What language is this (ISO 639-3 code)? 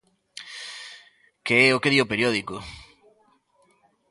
glg